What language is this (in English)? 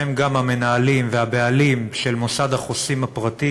Hebrew